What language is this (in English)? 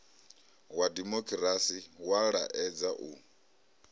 Venda